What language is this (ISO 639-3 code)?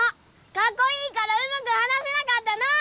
jpn